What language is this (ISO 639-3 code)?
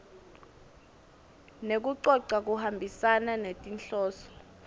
ssw